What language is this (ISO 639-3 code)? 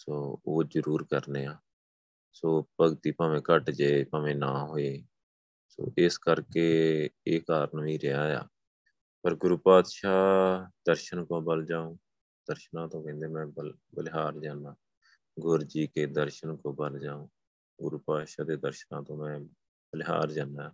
pan